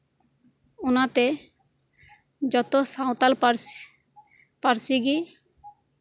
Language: Santali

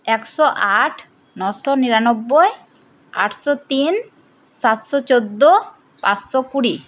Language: Bangla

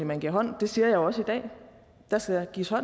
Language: Danish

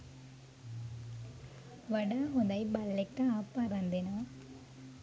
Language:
Sinhala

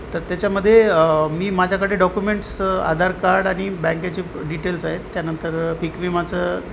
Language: Marathi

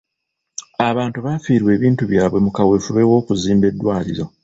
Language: Ganda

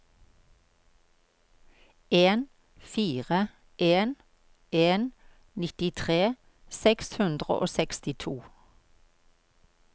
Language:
Norwegian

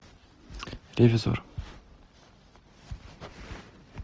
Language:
Russian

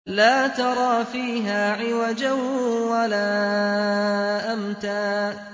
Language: Arabic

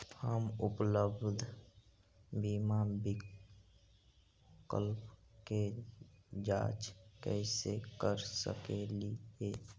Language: Magahi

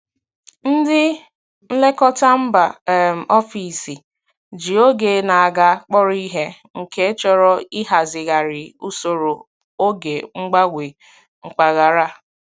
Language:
Igbo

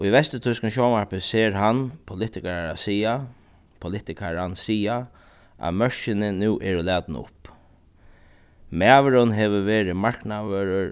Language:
Faroese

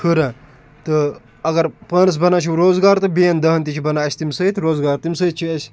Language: Kashmiri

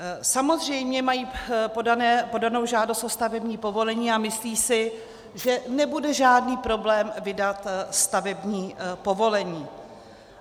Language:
Czech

